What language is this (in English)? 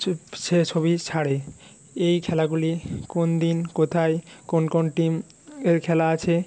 Bangla